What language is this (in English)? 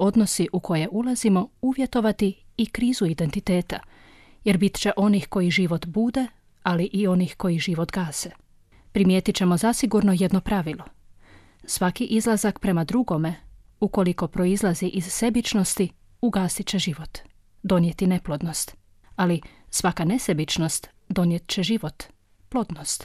Croatian